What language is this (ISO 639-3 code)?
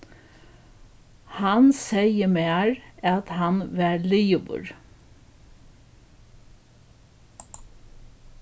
fao